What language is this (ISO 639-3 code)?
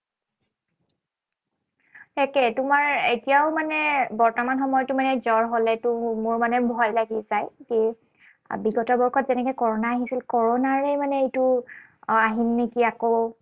asm